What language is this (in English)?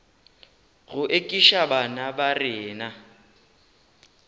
Northern Sotho